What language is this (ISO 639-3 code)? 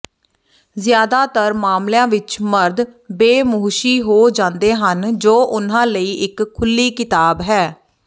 pan